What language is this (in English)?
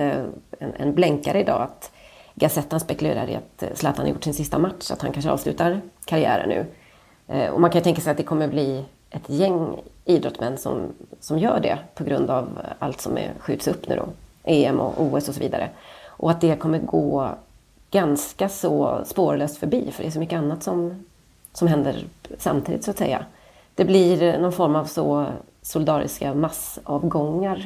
Swedish